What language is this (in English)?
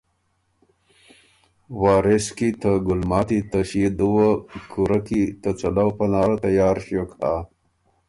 Ormuri